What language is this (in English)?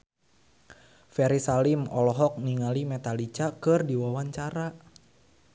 Sundanese